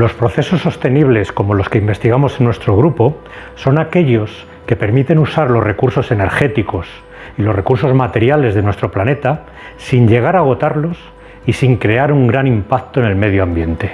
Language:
Spanish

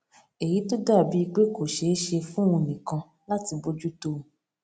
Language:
Yoruba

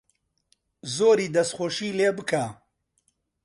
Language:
Central Kurdish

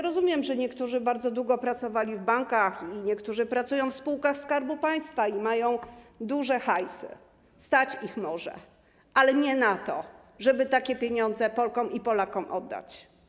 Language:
Polish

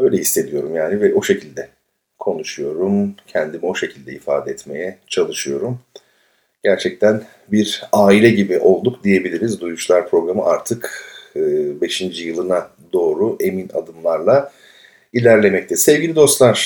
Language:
Turkish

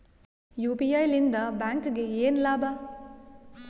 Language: Kannada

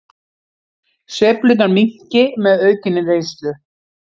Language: Icelandic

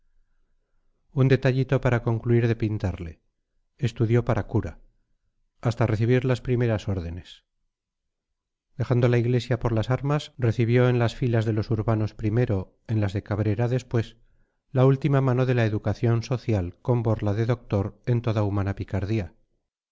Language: Spanish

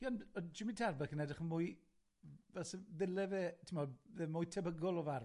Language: Welsh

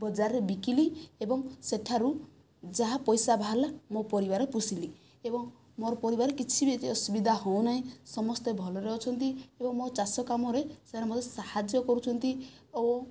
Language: Odia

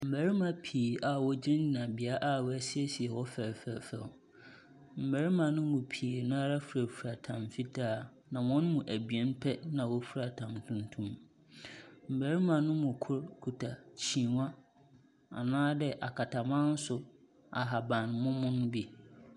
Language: Akan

